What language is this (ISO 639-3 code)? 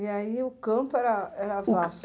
por